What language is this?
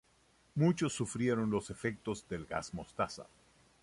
Spanish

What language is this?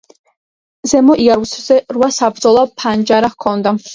Georgian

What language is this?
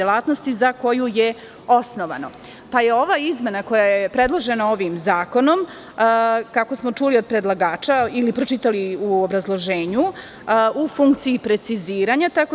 Serbian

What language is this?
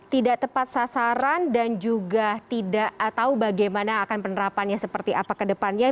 Indonesian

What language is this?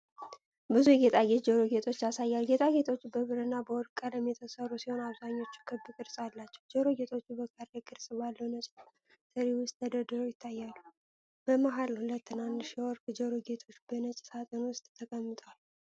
Amharic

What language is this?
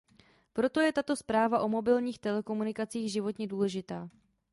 Czech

